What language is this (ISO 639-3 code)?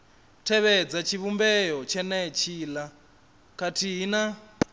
ven